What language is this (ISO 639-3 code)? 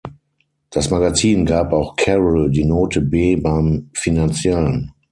deu